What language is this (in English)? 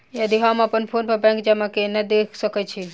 Maithili